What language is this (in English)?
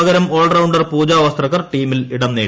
Malayalam